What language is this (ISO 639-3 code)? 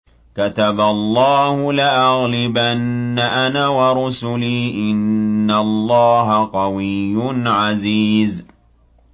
ara